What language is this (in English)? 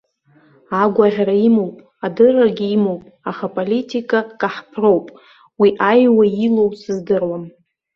Abkhazian